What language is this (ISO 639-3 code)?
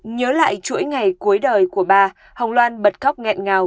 vie